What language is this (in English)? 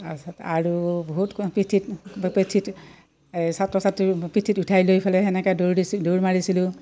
Assamese